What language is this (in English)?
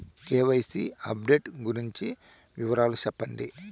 Telugu